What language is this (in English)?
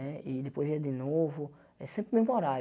Portuguese